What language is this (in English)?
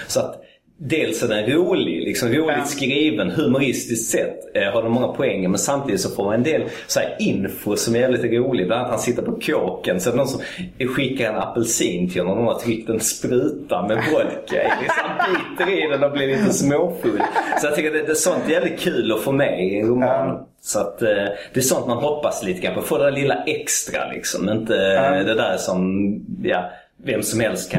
Swedish